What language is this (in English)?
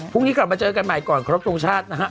Thai